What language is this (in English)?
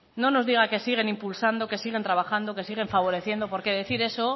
Spanish